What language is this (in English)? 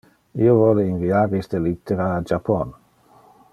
Interlingua